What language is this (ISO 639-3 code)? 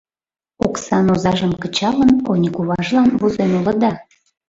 chm